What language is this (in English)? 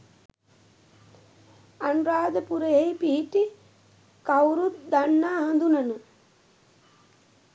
Sinhala